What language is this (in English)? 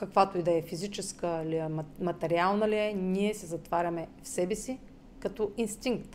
Bulgarian